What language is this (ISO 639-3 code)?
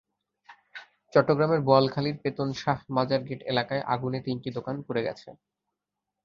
ben